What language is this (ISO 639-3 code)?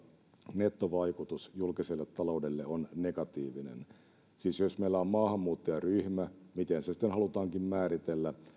fin